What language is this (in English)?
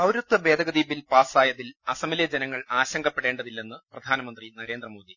Malayalam